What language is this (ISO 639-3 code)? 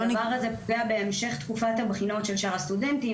heb